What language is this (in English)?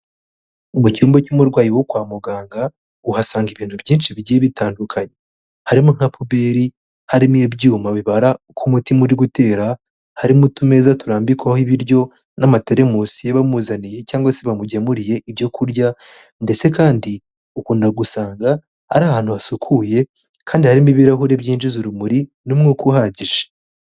Kinyarwanda